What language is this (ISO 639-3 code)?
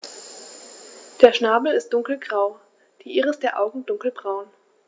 deu